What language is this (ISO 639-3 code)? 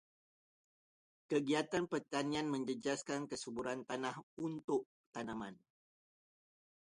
msa